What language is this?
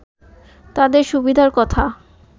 Bangla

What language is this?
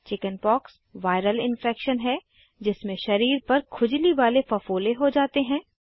Hindi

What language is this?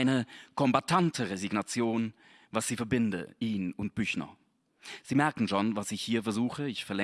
German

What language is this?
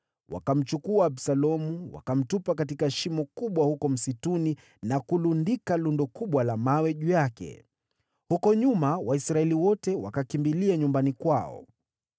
Swahili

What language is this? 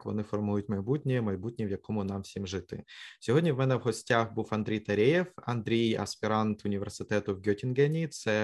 Ukrainian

